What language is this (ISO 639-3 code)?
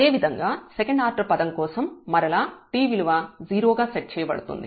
tel